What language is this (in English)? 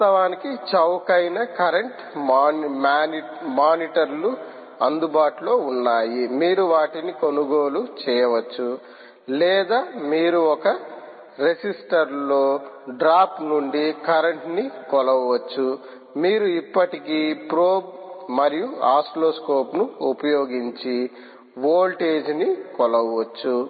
Telugu